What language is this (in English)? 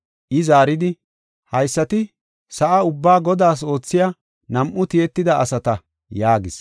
Gofa